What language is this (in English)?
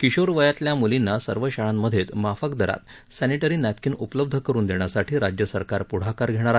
Marathi